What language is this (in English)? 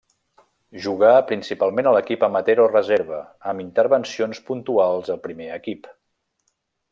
Catalan